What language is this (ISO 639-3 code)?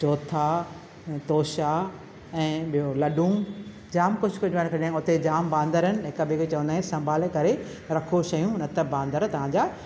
snd